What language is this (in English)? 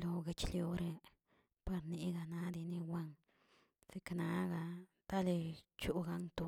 Tilquiapan Zapotec